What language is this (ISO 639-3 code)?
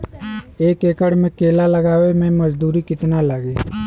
bho